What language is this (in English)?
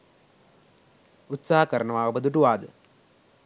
Sinhala